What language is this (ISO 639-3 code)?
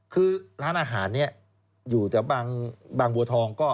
tha